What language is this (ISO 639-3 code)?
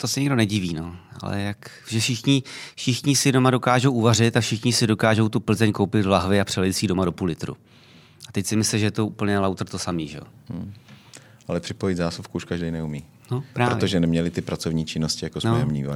ces